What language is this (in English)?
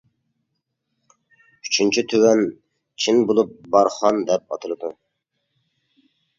Uyghur